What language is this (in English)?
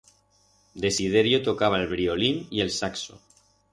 Aragonese